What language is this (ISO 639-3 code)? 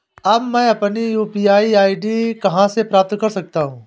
hin